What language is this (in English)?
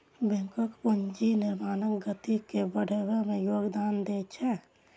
Maithili